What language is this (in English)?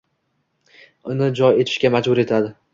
Uzbek